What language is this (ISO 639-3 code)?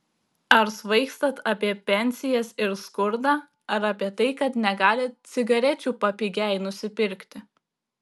lit